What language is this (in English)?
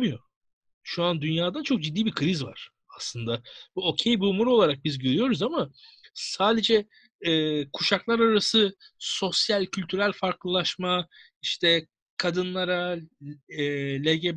Turkish